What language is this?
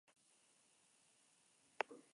Spanish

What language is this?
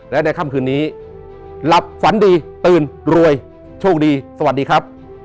Thai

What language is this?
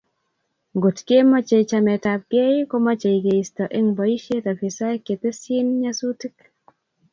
Kalenjin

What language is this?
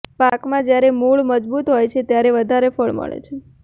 Gujarati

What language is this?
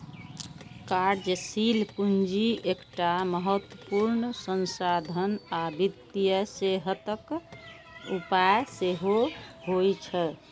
Maithili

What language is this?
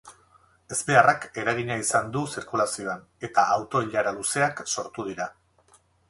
Basque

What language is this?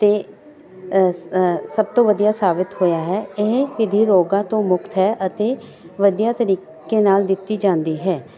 Punjabi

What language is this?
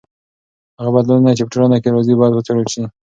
Pashto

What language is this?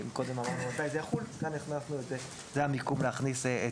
Hebrew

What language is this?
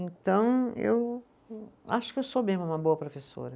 Portuguese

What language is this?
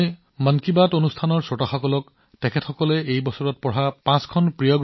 Assamese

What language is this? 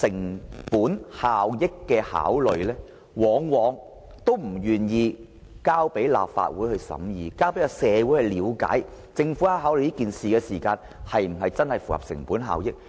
Cantonese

